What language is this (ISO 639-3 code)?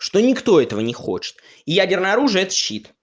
rus